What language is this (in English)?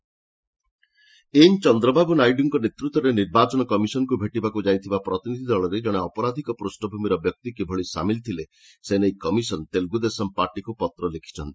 Odia